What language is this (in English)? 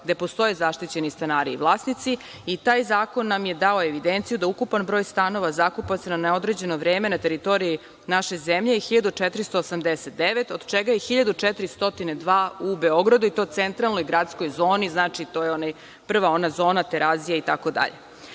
Serbian